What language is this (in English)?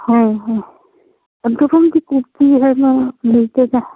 Manipuri